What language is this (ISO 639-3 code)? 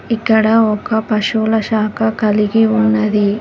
tel